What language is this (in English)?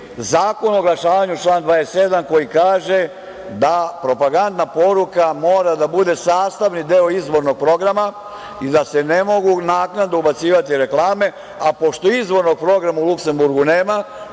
Serbian